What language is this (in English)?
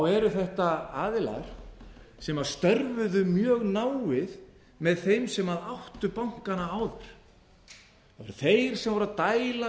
Icelandic